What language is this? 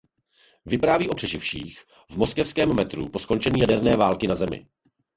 Czech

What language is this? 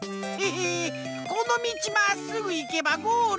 Japanese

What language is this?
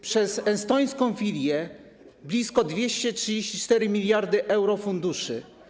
Polish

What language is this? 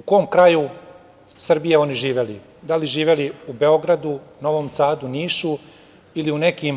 Serbian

